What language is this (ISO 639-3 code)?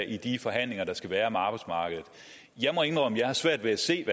dan